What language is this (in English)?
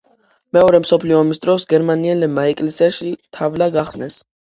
Georgian